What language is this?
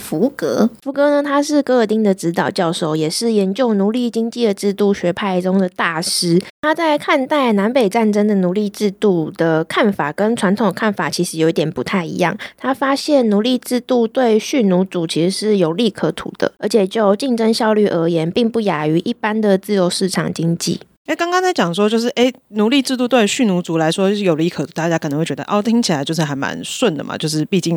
Chinese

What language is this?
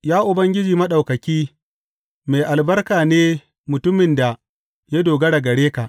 Hausa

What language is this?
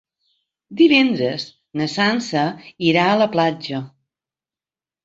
Catalan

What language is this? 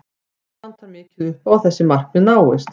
Icelandic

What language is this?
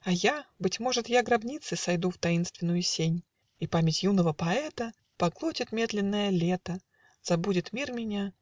Russian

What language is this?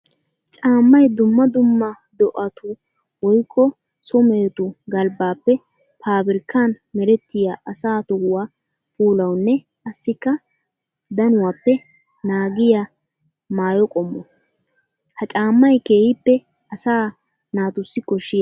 Wolaytta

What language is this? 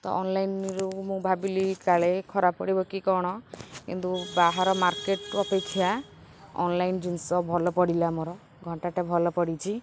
Odia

